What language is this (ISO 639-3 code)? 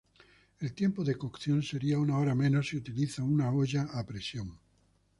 spa